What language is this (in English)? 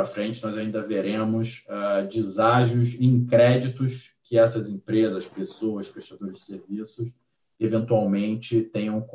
Portuguese